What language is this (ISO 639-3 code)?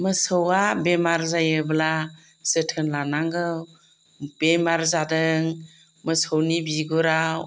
brx